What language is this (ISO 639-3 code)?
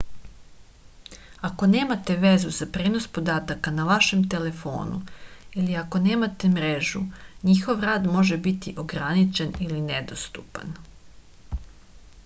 srp